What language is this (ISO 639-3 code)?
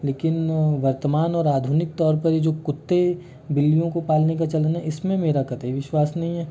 hin